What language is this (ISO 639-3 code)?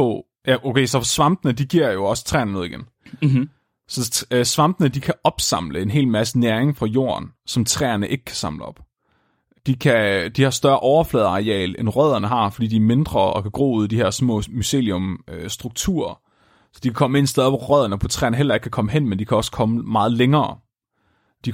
dan